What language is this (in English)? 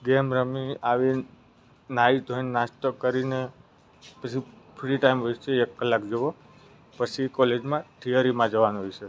Gujarati